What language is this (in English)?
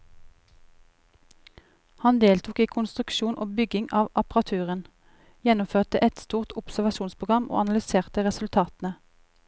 Norwegian